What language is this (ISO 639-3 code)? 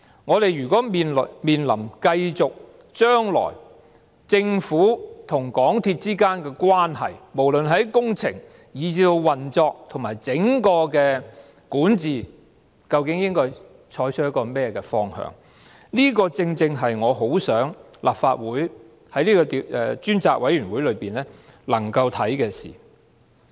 yue